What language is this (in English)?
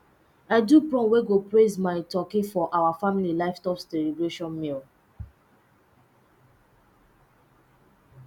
Nigerian Pidgin